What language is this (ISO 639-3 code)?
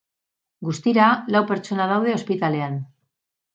eus